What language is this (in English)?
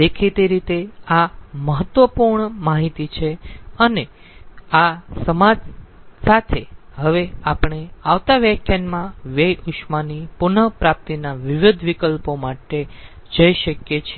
Gujarati